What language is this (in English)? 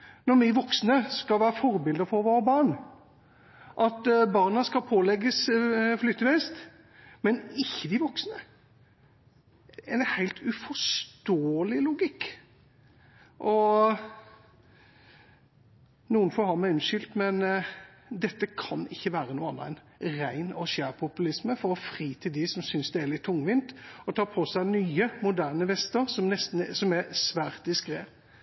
Norwegian Bokmål